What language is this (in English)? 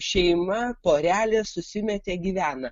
Lithuanian